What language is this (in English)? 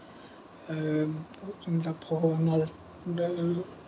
Assamese